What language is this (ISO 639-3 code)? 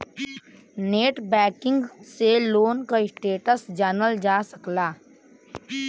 bho